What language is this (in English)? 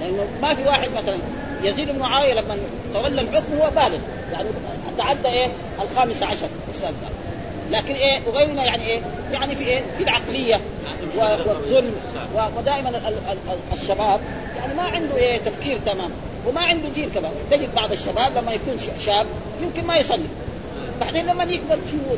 Arabic